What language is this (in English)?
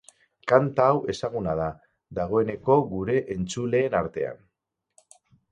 Basque